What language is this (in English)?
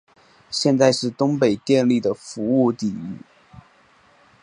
Chinese